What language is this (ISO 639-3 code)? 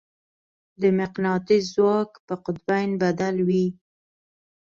pus